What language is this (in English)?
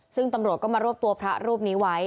Thai